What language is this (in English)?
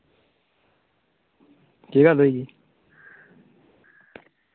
Dogri